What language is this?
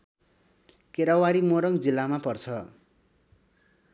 Nepali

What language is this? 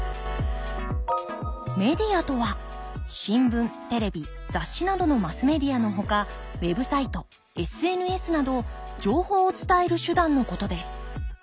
Japanese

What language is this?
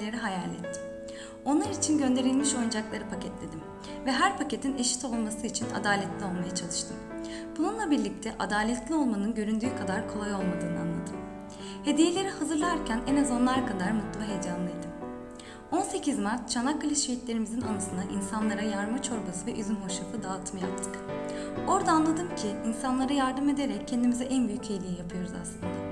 Turkish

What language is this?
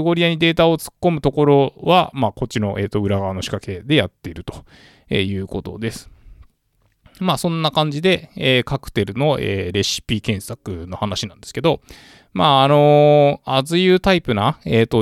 Japanese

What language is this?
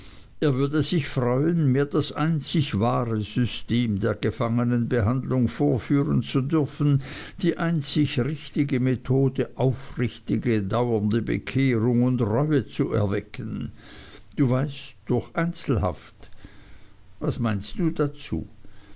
German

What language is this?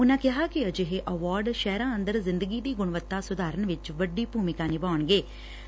Punjabi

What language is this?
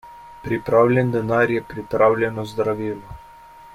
Slovenian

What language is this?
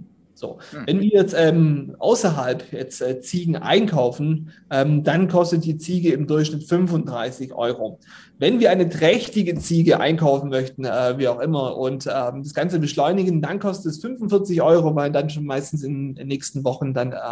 German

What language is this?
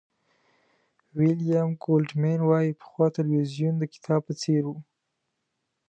Pashto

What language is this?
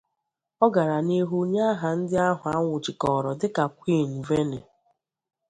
Igbo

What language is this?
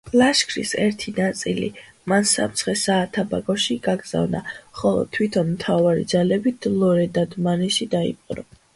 Georgian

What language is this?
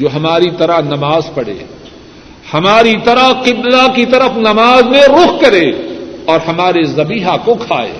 Urdu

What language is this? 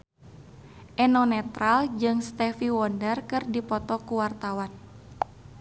Sundanese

